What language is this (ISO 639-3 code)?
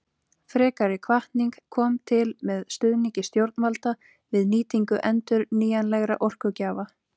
isl